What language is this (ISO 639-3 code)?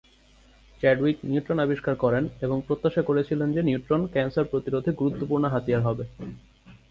ben